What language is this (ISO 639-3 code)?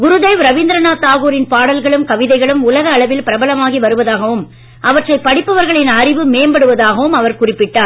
tam